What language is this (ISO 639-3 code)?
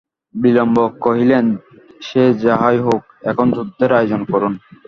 ben